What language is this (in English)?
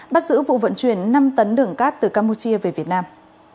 Vietnamese